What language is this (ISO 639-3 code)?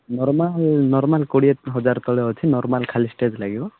ori